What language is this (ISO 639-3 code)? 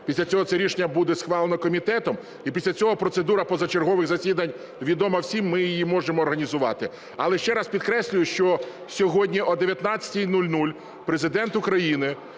ukr